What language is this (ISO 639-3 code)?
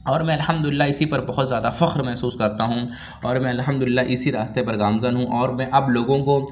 urd